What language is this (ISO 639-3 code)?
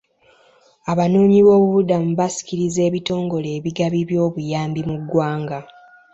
lug